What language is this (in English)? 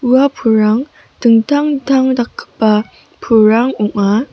Garo